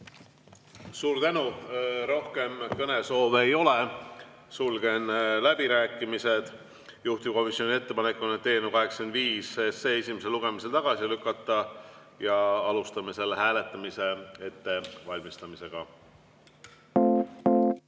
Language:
Estonian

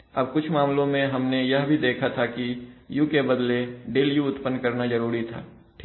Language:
Hindi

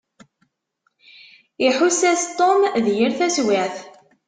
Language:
Kabyle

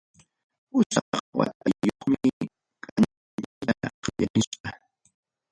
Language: Ayacucho Quechua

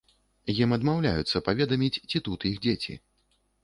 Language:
Belarusian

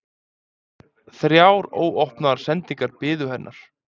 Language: Icelandic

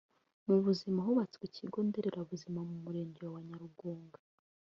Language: Kinyarwanda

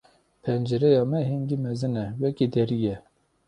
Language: Kurdish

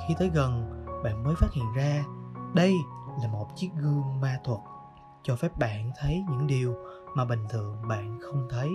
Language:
Vietnamese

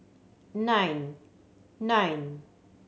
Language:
English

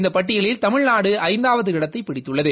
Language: Tamil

